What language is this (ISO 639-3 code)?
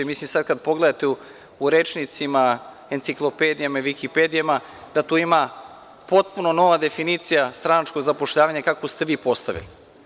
srp